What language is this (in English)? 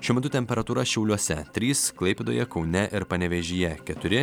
Lithuanian